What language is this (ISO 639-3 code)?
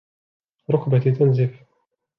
ara